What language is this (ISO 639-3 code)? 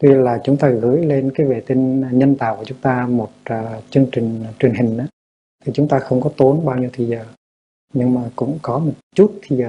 vie